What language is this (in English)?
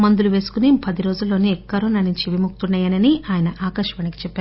Telugu